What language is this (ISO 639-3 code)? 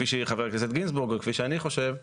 heb